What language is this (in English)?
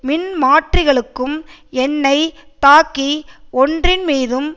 Tamil